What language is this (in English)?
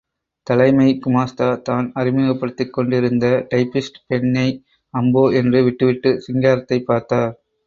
Tamil